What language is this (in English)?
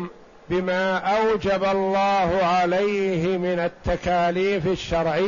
Arabic